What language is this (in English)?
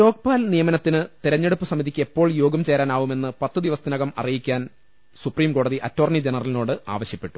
Malayalam